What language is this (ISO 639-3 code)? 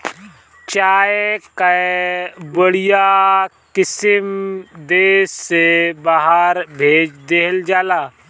bho